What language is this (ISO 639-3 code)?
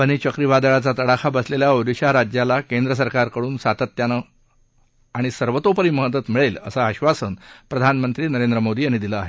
mar